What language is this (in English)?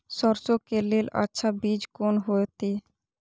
Maithili